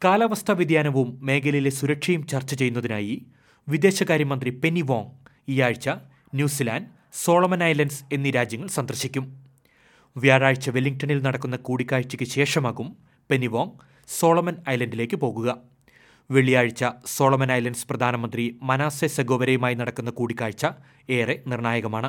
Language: Malayalam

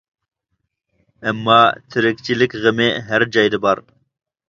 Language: Uyghur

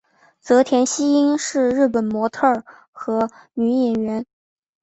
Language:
Chinese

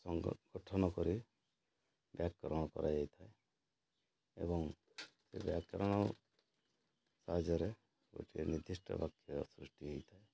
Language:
Odia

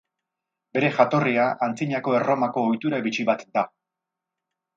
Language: Basque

